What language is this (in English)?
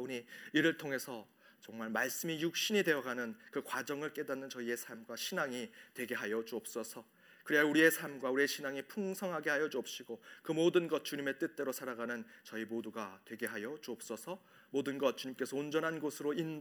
Korean